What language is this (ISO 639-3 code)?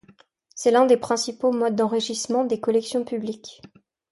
fra